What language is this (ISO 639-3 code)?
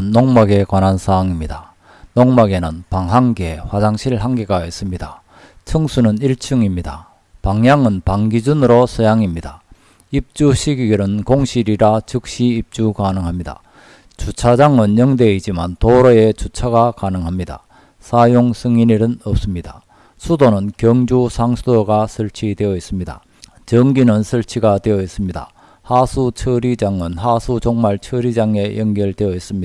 kor